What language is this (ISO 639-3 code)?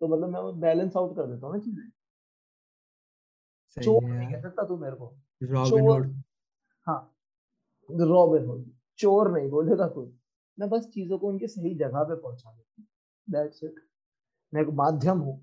hin